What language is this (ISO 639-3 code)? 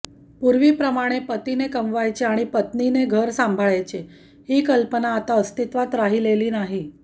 mar